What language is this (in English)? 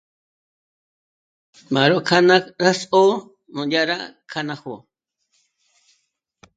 Michoacán Mazahua